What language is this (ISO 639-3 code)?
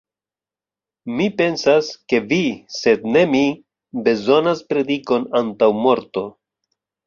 epo